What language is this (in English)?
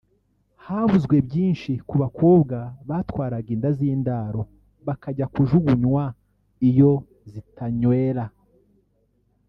Kinyarwanda